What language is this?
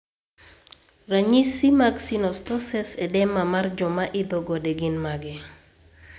Luo (Kenya and Tanzania)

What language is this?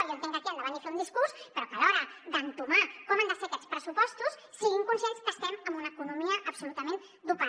Catalan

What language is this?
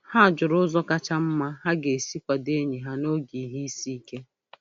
Igbo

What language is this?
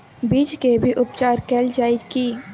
Maithili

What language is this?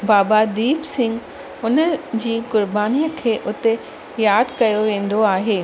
Sindhi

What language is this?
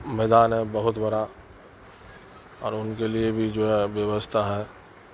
Urdu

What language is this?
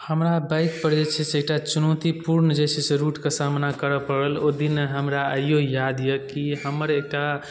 Maithili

